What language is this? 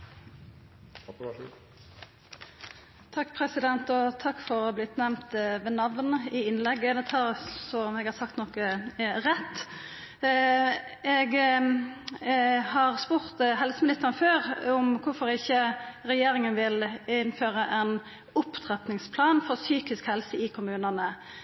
Norwegian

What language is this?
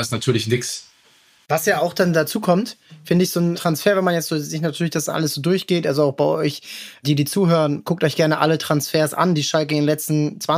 German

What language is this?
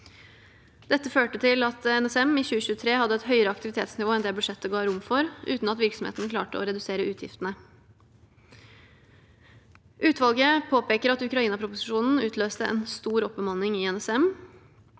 Norwegian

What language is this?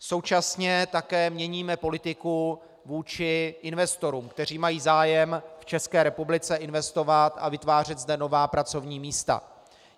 Czech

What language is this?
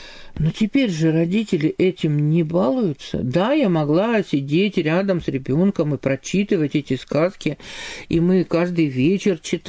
Russian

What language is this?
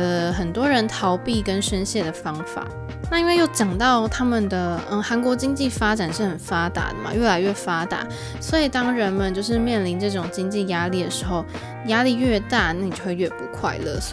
Chinese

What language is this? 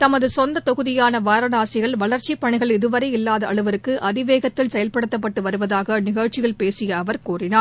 Tamil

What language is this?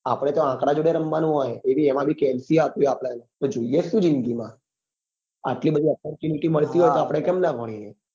Gujarati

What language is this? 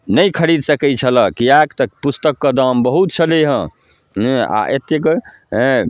Maithili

